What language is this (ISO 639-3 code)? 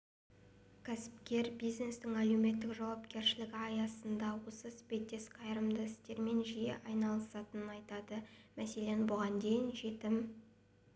kaz